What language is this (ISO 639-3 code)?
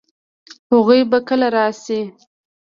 pus